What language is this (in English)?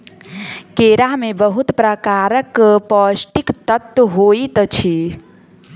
Maithili